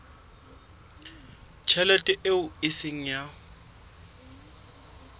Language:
Southern Sotho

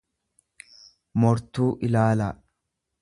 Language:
Oromo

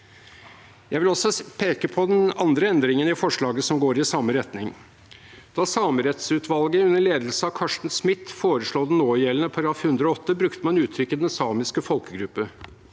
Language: Norwegian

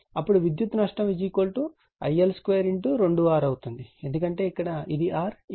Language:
Telugu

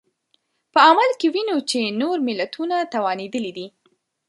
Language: Pashto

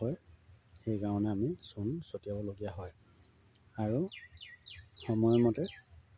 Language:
Assamese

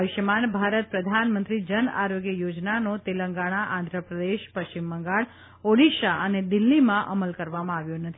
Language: Gujarati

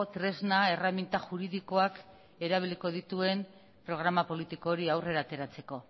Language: Basque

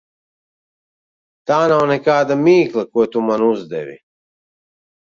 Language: Latvian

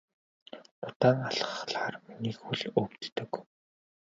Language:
Mongolian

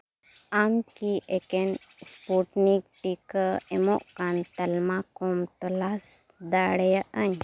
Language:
Santali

